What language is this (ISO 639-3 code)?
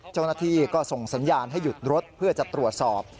tha